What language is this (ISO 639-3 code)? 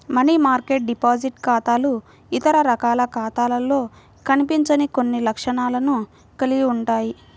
tel